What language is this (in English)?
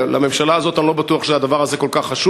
Hebrew